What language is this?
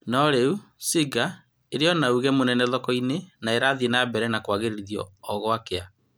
Kikuyu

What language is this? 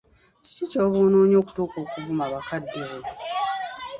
Ganda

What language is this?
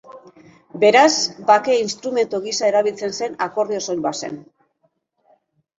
Basque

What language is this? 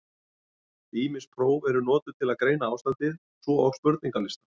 Icelandic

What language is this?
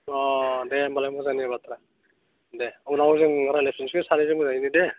Bodo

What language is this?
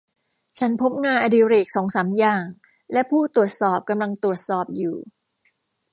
Thai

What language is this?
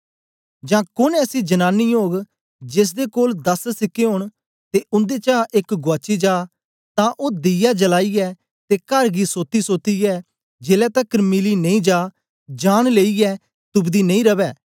Dogri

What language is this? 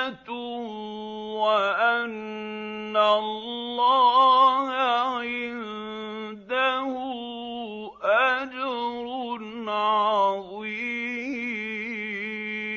Arabic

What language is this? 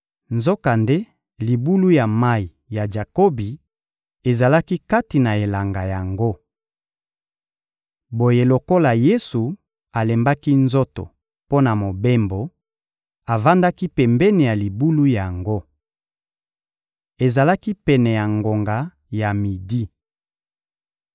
Lingala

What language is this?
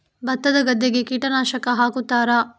Kannada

